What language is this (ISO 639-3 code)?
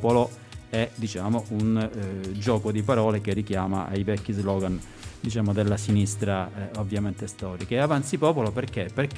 ita